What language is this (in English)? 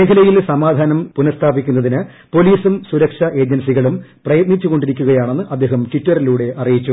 Malayalam